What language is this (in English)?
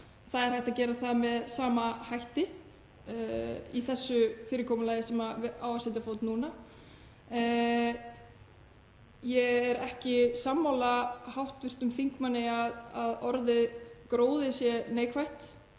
Icelandic